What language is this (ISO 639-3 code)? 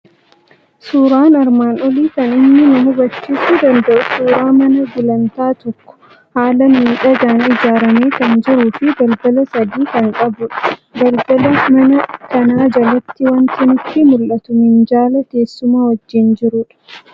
orm